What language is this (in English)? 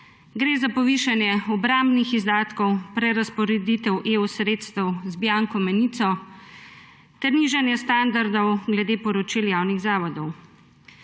Slovenian